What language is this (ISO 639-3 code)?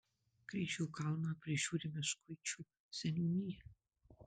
lit